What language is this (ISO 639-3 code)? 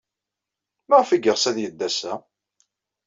kab